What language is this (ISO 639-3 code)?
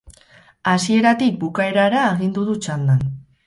eus